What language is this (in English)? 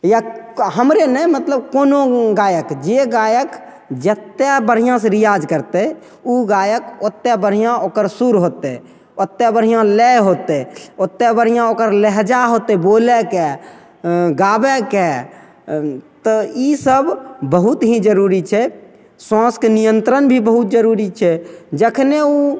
Maithili